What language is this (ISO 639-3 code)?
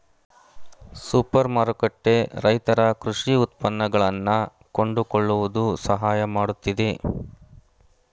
kan